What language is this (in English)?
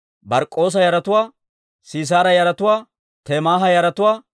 Dawro